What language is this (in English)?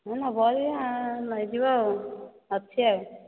Odia